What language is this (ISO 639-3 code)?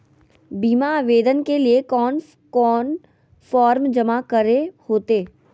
mag